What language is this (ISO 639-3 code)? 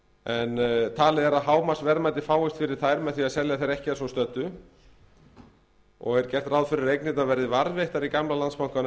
isl